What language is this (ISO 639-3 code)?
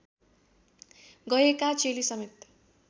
nep